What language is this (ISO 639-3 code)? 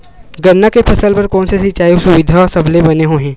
hne